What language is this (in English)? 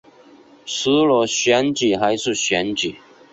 Chinese